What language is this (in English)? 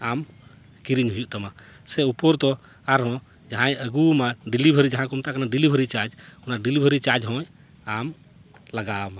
Santali